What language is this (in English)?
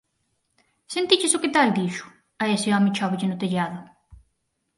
Galician